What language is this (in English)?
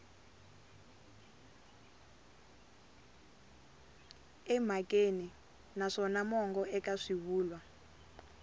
Tsonga